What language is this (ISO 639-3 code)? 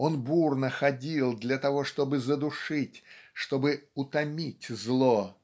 rus